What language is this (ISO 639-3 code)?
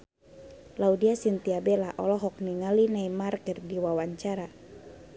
sun